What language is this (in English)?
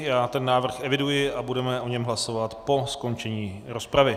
Czech